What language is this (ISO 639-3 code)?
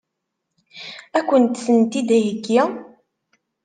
kab